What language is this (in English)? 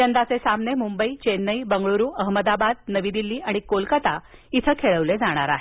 Marathi